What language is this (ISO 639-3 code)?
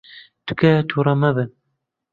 ckb